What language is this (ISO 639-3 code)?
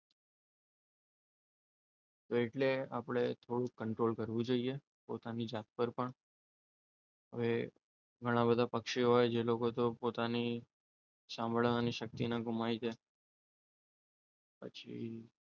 guj